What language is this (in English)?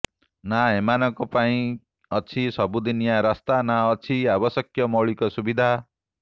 Odia